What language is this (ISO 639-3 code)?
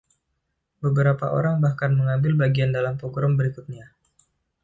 ind